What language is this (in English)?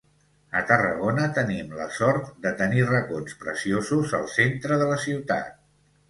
Catalan